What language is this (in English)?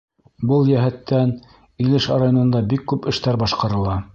Bashkir